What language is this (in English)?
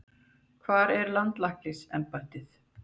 Icelandic